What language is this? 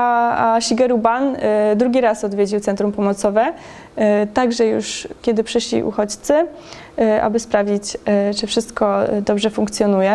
Polish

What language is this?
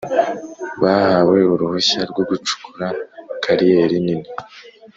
Kinyarwanda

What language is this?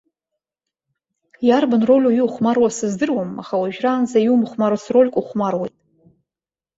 Abkhazian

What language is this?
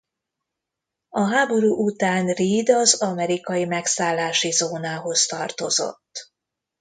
Hungarian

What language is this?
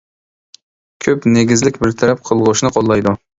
Uyghur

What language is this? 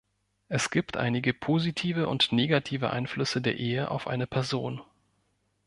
German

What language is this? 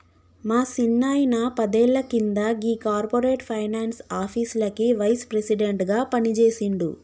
Telugu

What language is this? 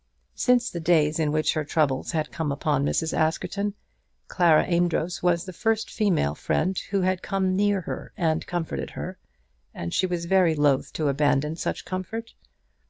English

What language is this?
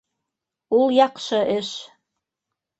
Bashkir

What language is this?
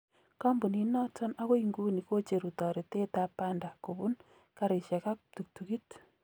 Kalenjin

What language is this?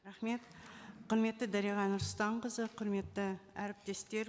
Kazakh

